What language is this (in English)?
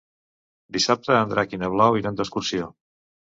Catalan